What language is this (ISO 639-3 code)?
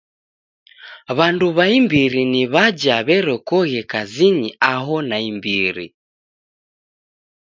dav